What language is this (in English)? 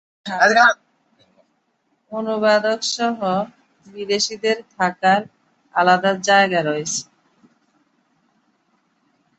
Bangla